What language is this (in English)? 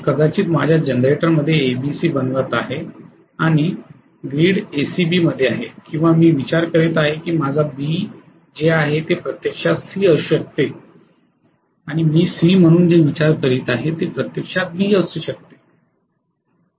Marathi